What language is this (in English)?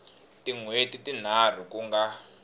Tsonga